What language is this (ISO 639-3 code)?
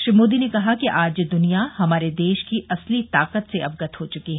hin